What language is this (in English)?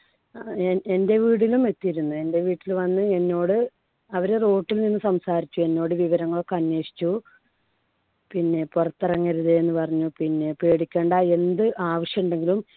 Malayalam